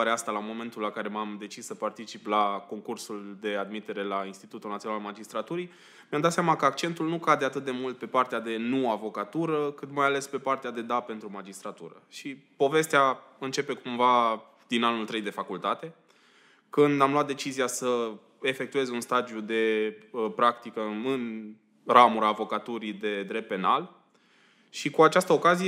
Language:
Romanian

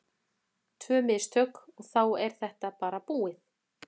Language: Icelandic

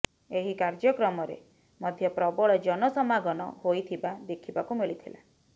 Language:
Odia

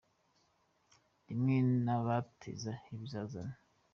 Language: Kinyarwanda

